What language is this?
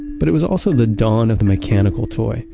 English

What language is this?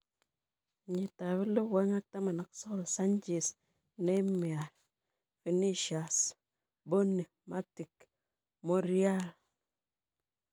Kalenjin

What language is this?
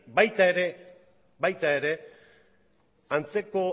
Basque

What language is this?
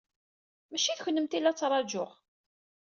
Kabyle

